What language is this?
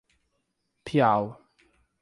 Portuguese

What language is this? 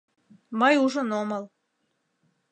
Mari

